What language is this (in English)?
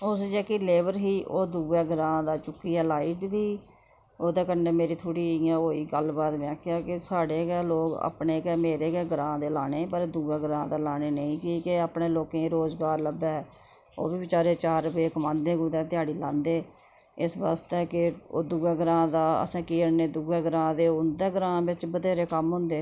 Dogri